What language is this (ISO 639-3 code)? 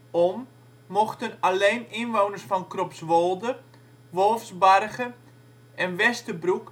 nld